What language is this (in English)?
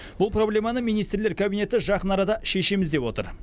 Kazakh